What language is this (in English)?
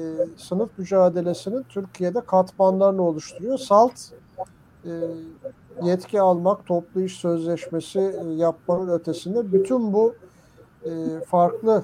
Turkish